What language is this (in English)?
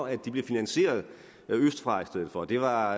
Danish